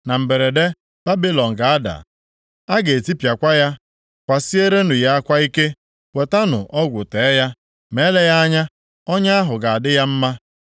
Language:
Igbo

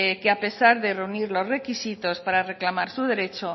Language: Spanish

